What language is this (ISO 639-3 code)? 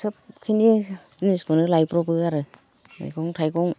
brx